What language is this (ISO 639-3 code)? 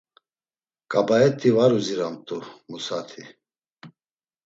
lzz